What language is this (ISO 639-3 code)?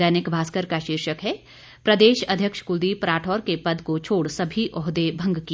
hin